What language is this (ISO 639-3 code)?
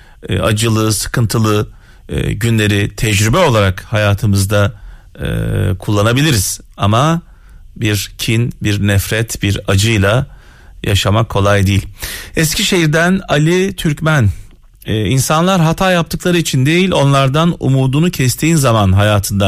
tur